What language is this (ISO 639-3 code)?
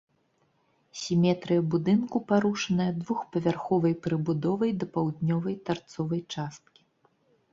bel